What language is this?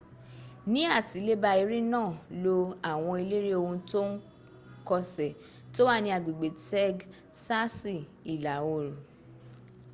Yoruba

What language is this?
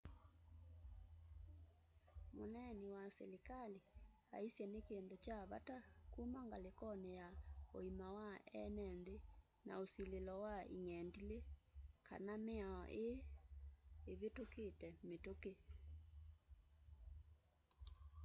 Kamba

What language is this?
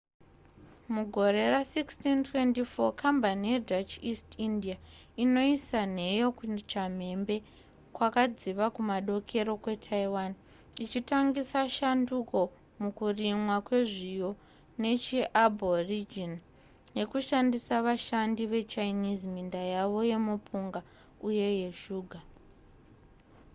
Shona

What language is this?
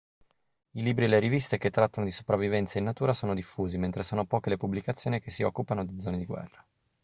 Italian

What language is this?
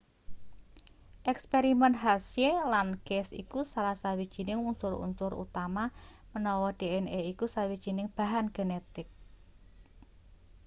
Javanese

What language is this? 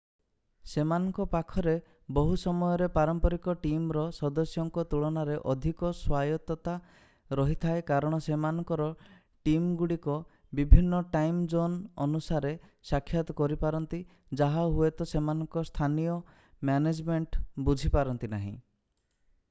Odia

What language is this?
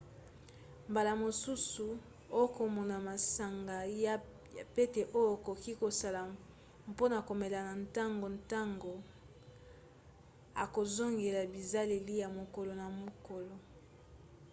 Lingala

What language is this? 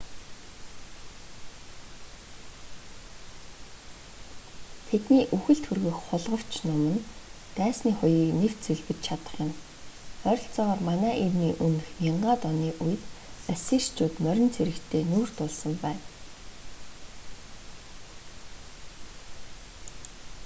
Mongolian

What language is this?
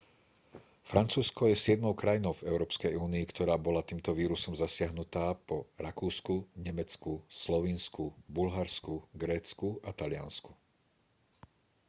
Slovak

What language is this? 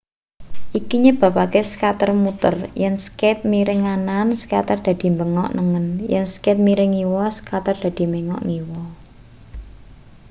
Javanese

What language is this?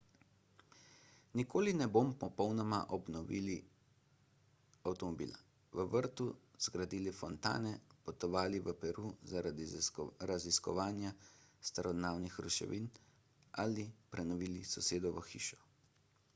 Slovenian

